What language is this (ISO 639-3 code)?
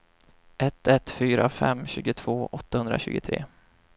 swe